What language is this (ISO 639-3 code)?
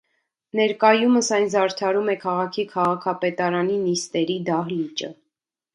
hye